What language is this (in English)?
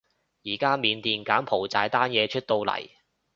Cantonese